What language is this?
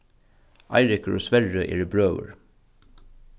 Faroese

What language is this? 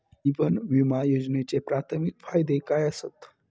Marathi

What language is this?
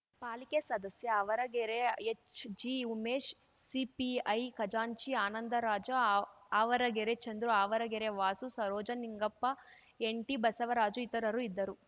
Kannada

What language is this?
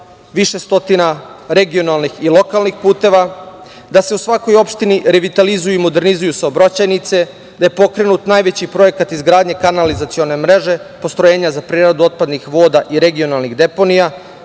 Serbian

